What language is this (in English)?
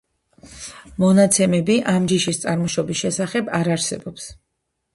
Georgian